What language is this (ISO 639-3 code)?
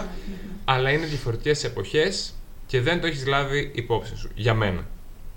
ell